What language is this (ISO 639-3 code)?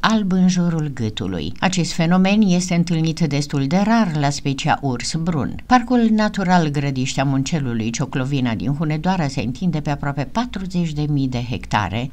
ron